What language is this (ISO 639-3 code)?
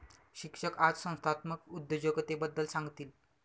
mar